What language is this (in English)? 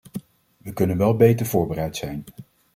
Dutch